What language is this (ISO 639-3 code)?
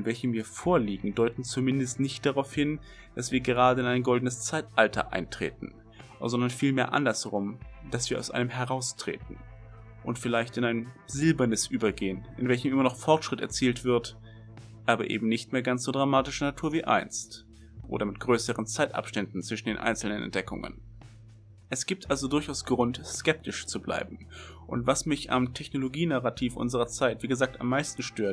deu